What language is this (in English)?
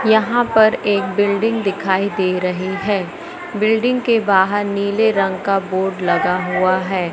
Hindi